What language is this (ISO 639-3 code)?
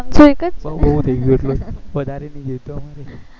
guj